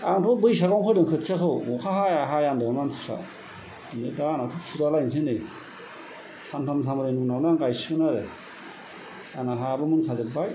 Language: Bodo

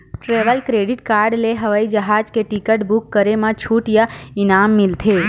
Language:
Chhattisgarhi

